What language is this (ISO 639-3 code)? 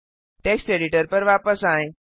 hin